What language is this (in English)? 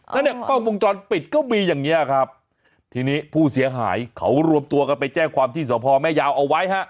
Thai